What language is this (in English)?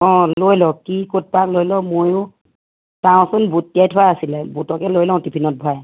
Assamese